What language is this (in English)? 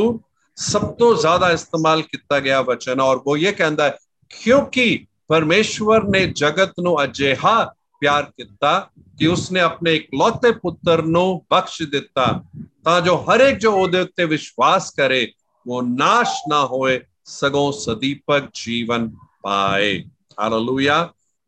Hindi